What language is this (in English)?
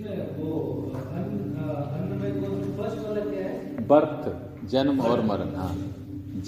Hindi